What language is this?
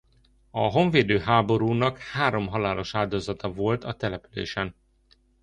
Hungarian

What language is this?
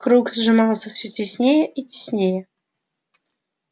Russian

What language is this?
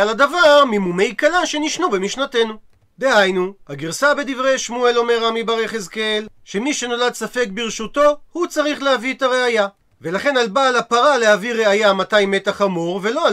Hebrew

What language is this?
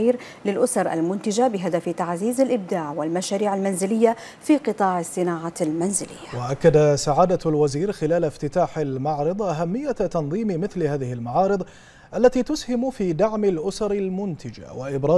Arabic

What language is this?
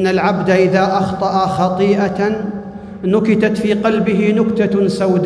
Arabic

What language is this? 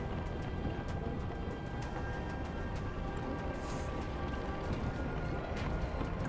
German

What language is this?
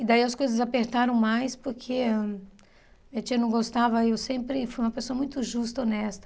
Portuguese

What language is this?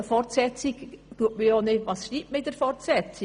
Swiss German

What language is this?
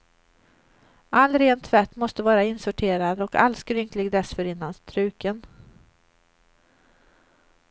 Swedish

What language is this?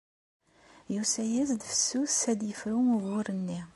Kabyle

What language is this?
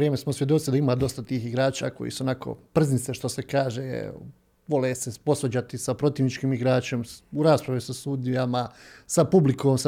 Croatian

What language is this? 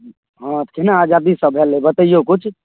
Maithili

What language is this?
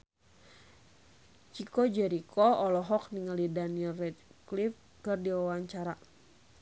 Sundanese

